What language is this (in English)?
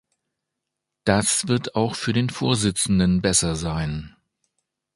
German